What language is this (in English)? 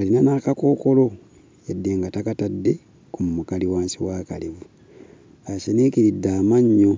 Ganda